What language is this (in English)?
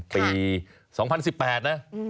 Thai